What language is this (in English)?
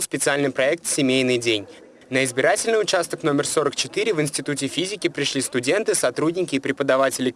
Russian